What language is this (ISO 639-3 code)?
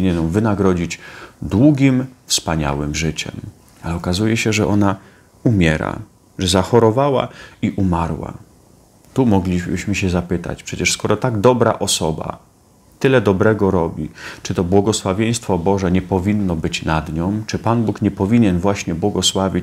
pol